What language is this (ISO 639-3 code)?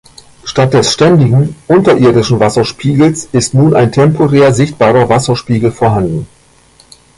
deu